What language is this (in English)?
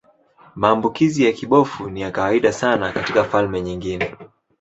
Swahili